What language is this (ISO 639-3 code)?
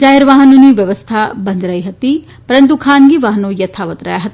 guj